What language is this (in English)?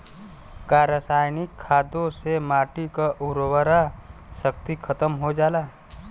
Bhojpuri